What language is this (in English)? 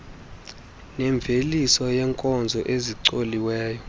Xhosa